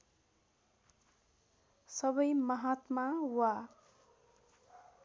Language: Nepali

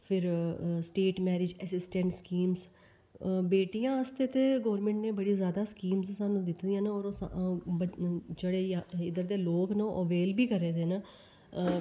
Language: Dogri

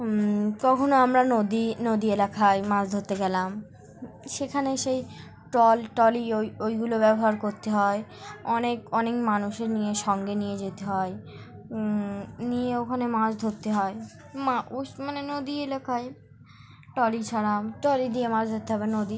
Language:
Bangla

